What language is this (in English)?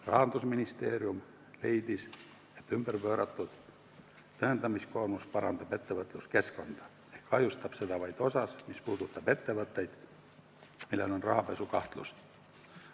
Estonian